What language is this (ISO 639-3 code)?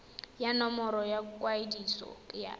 tsn